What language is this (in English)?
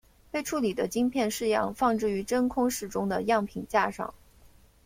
Chinese